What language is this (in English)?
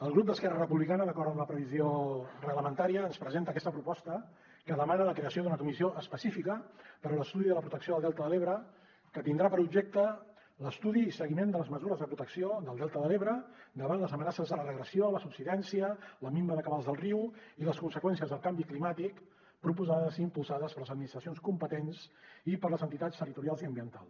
Catalan